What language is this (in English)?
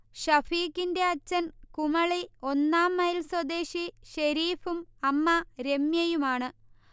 Malayalam